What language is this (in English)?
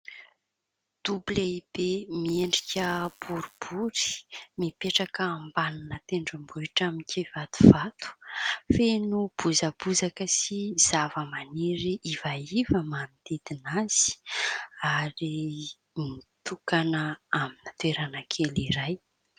Malagasy